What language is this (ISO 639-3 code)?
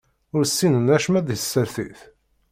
kab